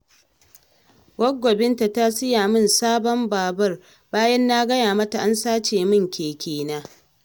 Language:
Hausa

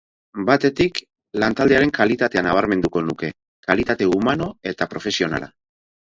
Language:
Basque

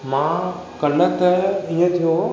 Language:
Sindhi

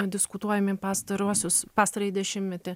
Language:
Lithuanian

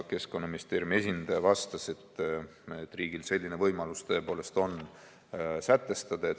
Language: Estonian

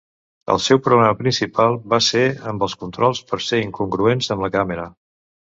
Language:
Catalan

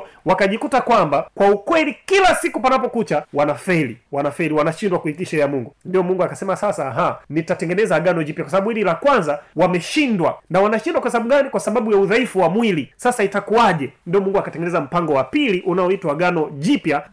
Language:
Swahili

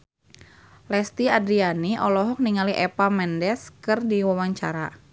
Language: Sundanese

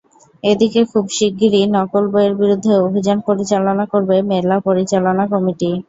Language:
Bangla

